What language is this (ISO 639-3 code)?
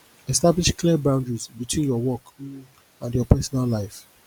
pcm